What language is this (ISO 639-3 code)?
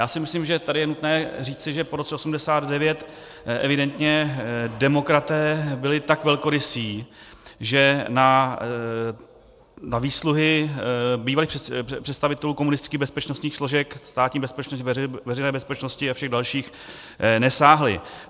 ces